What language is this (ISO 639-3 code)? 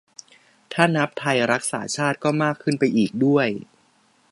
tha